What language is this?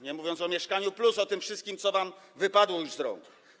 Polish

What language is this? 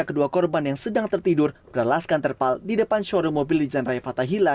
Indonesian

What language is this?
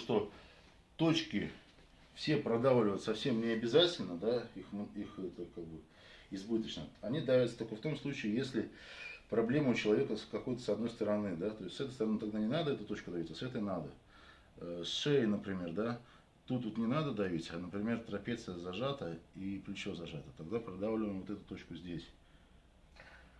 Russian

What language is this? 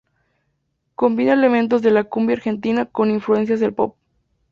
Spanish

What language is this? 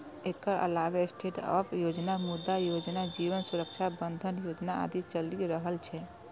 Maithili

